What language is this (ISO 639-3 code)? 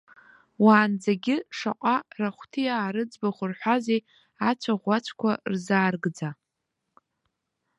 abk